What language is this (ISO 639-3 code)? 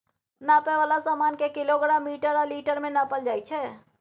mai